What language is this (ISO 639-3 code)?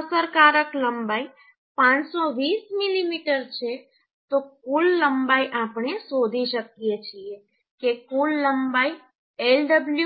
guj